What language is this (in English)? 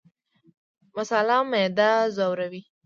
Pashto